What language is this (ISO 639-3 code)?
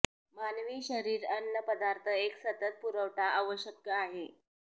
mar